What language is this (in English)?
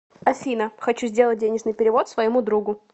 Russian